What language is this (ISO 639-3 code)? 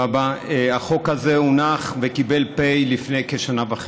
heb